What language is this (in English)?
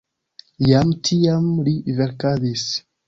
Esperanto